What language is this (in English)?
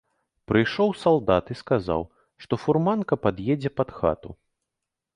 Belarusian